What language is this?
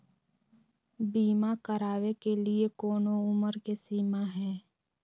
Magahi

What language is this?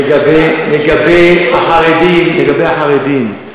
Hebrew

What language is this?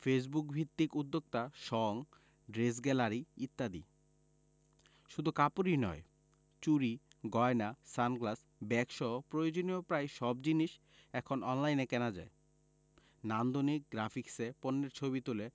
Bangla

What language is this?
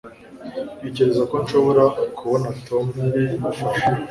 Kinyarwanda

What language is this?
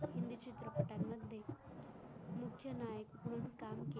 Marathi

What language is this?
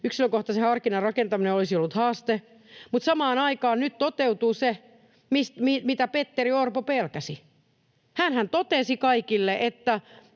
Finnish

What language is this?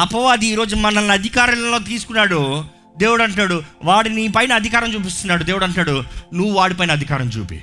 Telugu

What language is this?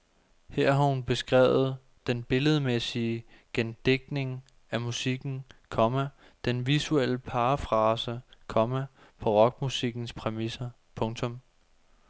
Danish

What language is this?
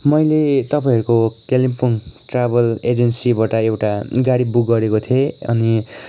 Nepali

